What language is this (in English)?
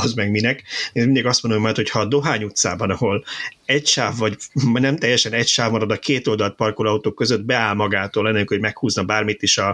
Hungarian